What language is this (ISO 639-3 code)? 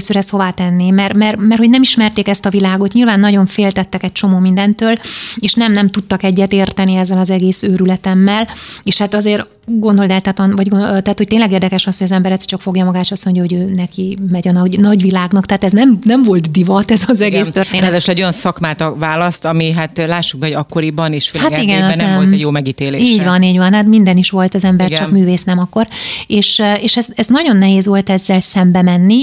hun